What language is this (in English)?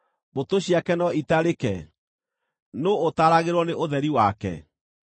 Kikuyu